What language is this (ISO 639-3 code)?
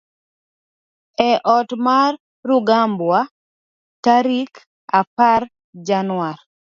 luo